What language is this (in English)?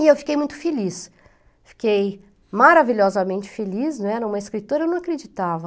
Portuguese